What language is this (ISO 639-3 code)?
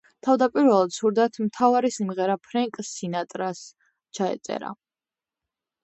kat